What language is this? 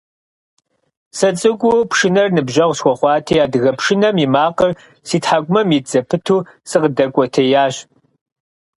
Kabardian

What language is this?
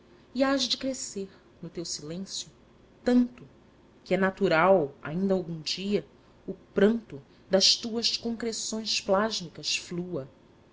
Portuguese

